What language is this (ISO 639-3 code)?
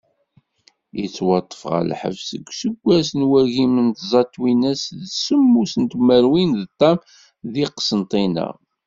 kab